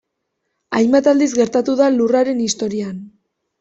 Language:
Basque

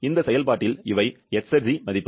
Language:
Tamil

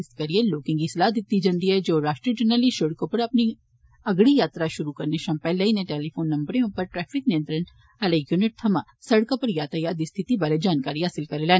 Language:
Dogri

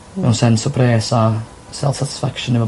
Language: Welsh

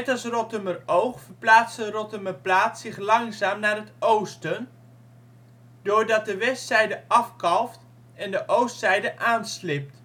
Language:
Dutch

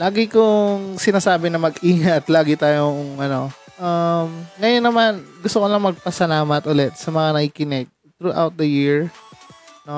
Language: Filipino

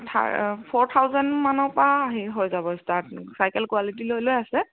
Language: Assamese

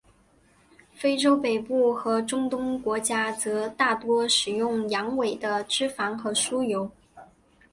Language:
Chinese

